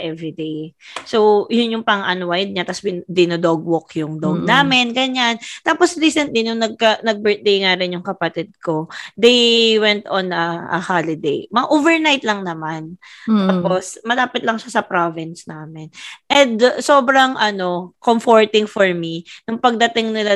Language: Filipino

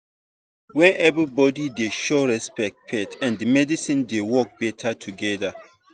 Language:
Nigerian Pidgin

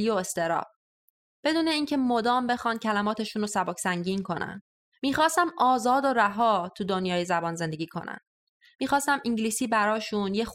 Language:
Persian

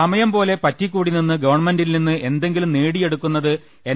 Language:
Malayalam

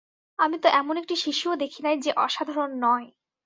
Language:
Bangla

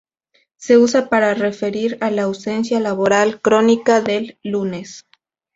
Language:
Spanish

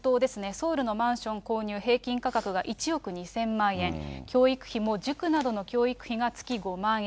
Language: Japanese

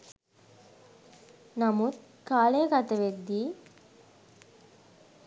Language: Sinhala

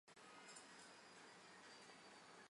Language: Chinese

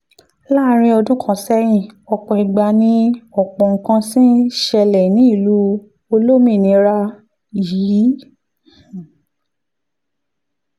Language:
Yoruba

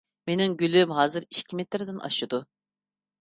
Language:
Uyghur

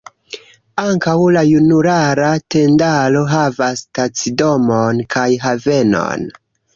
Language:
Esperanto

